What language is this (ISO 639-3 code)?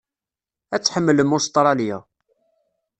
kab